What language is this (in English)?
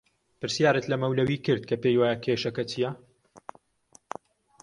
Central Kurdish